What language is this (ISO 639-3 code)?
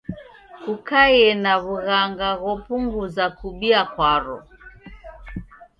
dav